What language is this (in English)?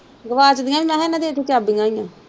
Punjabi